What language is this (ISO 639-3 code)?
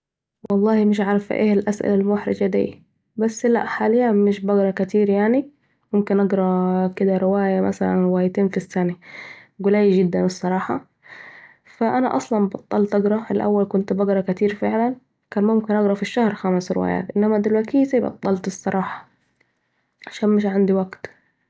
aec